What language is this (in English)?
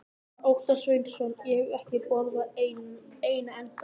Icelandic